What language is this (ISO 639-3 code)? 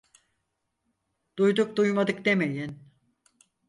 tur